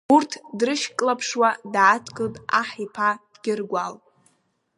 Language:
Abkhazian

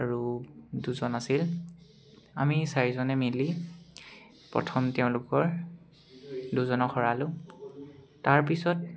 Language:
Assamese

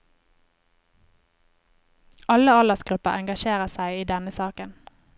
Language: Norwegian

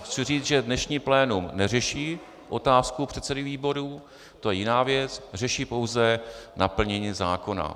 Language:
Czech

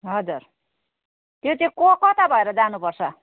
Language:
Nepali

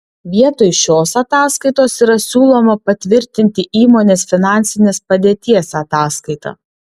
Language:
Lithuanian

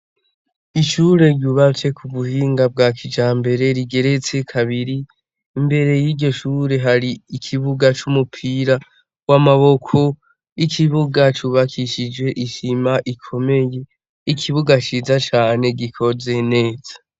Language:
Rundi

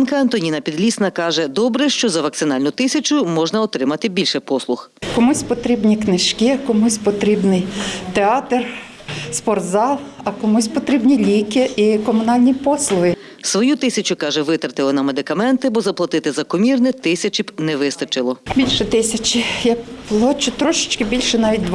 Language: Ukrainian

